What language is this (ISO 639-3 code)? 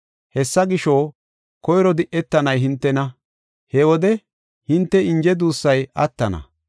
gof